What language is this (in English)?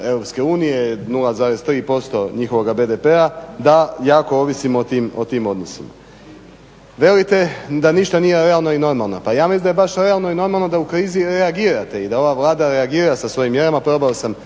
Croatian